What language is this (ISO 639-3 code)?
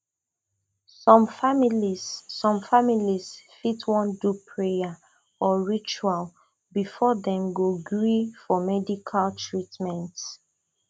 pcm